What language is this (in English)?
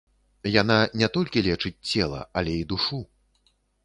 Belarusian